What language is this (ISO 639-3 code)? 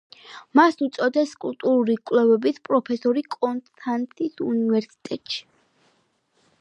kat